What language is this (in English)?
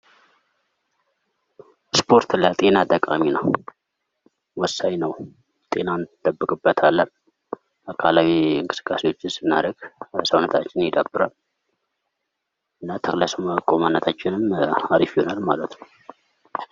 Amharic